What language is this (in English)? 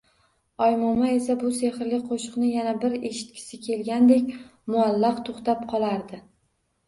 Uzbek